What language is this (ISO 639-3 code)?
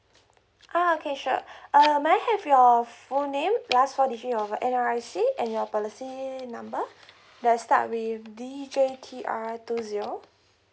eng